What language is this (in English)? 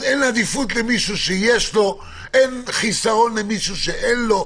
Hebrew